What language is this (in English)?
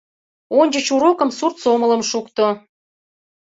Mari